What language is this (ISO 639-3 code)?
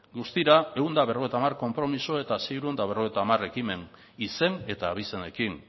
eus